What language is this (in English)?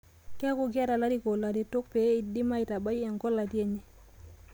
Masai